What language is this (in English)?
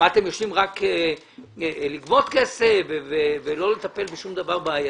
Hebrew